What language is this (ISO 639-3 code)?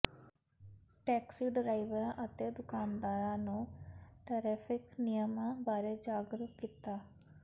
pan